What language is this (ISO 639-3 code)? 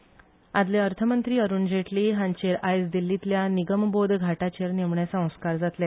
kok